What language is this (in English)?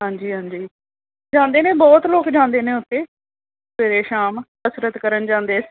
Punjabi